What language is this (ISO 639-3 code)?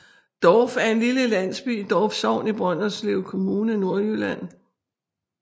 dan